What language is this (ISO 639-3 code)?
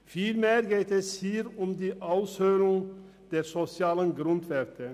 gsw